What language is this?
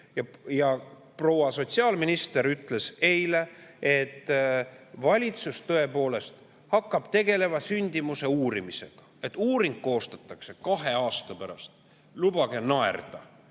Estonian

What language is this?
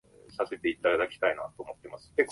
Japanese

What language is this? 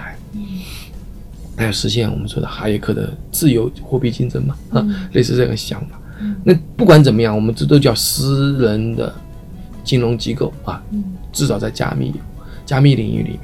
Chinese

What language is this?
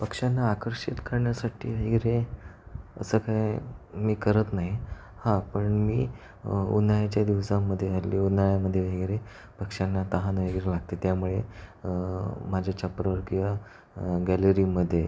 Marathi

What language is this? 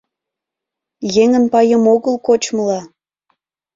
Mari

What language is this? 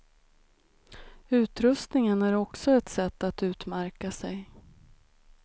Swedish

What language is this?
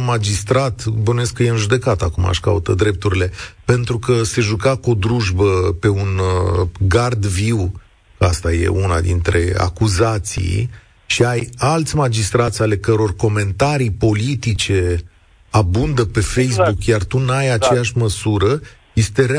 Romanian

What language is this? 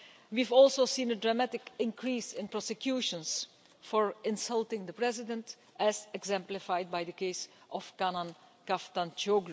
English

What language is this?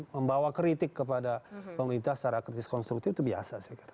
Indonesian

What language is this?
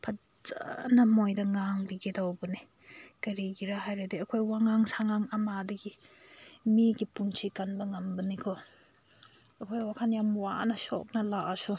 Manipuri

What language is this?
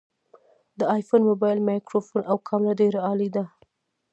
Pashto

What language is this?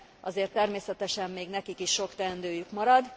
Hungarian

